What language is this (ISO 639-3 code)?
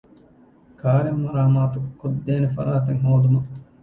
div